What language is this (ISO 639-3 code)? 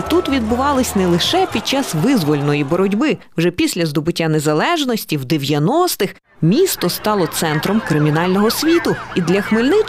ukr